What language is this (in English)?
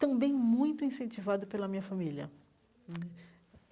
Portuguese